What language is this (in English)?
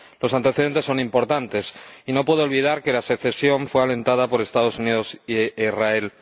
Spanish